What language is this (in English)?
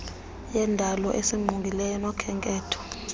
Xhosa